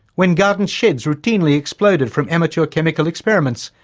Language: English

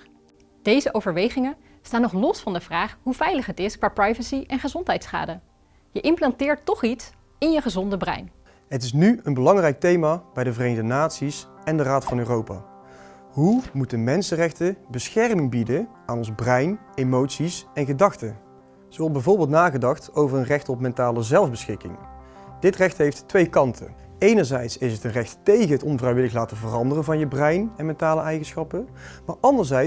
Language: Dutch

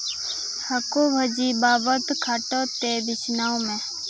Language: Santali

